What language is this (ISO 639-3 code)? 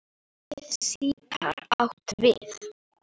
isl